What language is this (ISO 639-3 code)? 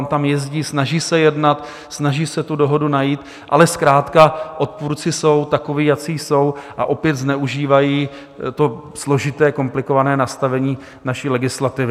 ces